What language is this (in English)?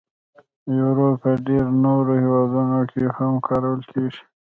Pashto